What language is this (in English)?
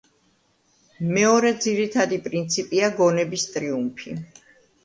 Georgian